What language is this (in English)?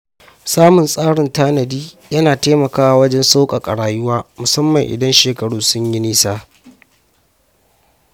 Hausa